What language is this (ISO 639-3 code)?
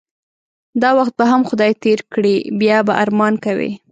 pus